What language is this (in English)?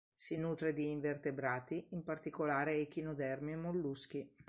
Italian